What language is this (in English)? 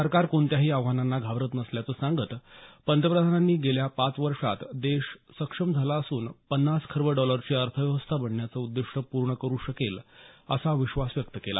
Marathi